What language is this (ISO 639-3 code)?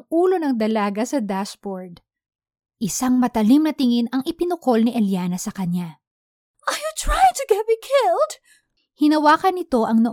fil